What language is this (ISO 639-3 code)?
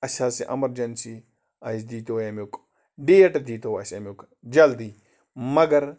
kas